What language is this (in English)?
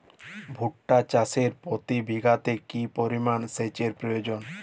Bangla